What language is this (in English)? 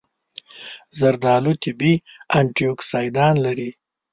Pashto